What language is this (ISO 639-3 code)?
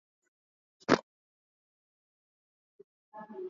swa